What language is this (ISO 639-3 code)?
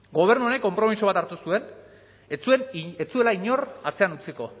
eus